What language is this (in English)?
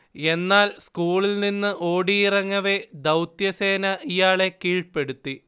Malayalam